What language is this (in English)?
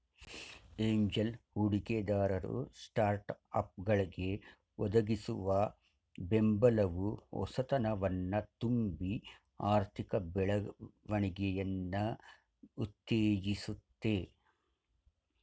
Kannada